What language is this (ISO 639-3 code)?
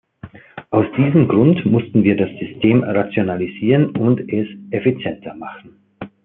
deu